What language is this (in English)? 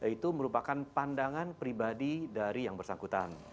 Indonesian